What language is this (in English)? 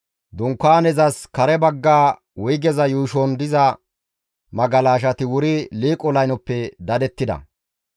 Gamo